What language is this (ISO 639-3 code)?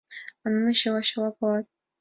chm